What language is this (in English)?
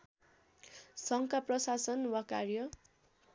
Nepali